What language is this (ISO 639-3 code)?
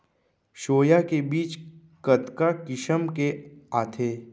hne